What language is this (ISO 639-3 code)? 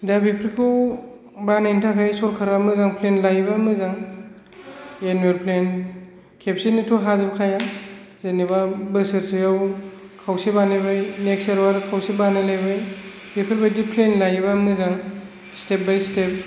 brx